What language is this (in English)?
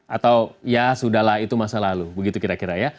Indonesian